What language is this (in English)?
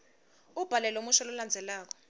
Swati